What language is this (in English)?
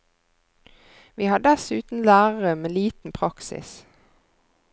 Norwegian